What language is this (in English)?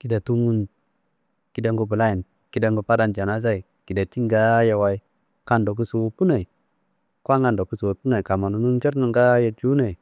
Kanembu